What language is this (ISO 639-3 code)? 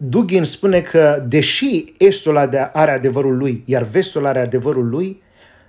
ron